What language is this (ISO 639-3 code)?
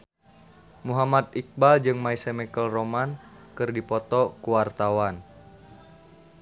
sun